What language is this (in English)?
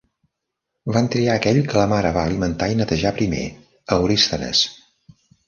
Catalan